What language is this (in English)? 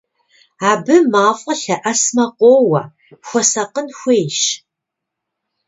Kabardian